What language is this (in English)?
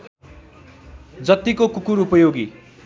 Nepali